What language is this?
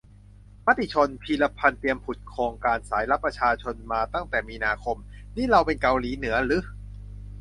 Thai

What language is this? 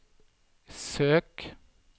Norwegian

